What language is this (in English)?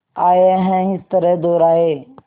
Hindi